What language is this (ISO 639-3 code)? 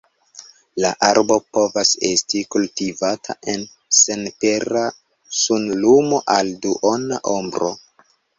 epo